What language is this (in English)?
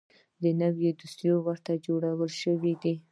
Pashto